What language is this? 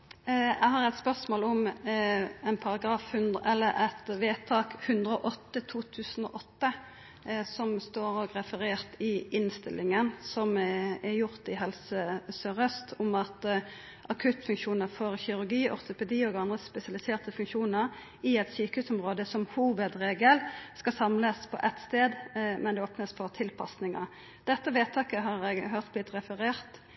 Norwegian Nynorsk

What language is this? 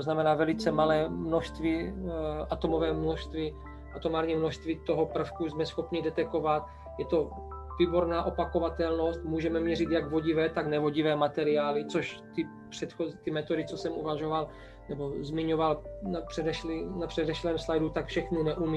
Czech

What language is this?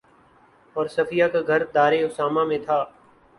Urdu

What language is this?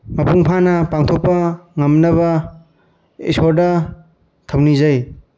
Manipuri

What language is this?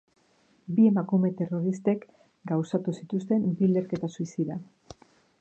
Basque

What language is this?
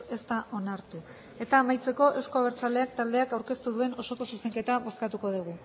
Basque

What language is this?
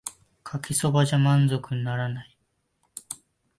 Japanese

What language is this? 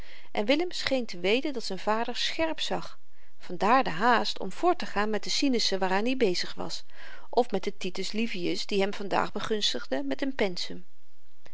Dutch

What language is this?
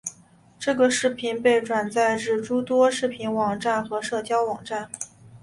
Chinese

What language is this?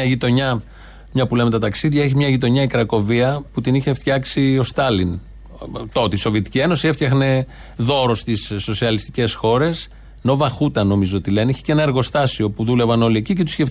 Greek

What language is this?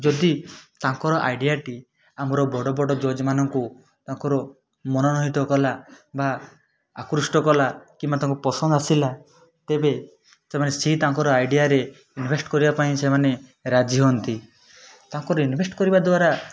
Odia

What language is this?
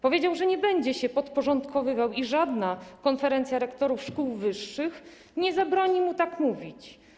Polish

